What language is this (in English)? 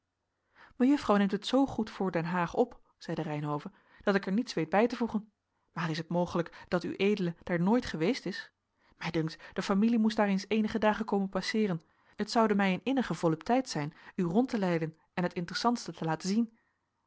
Dutch